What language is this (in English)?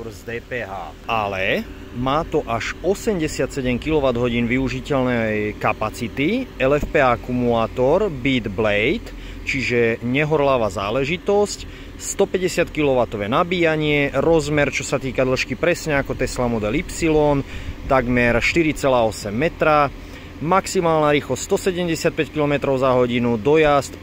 Slovak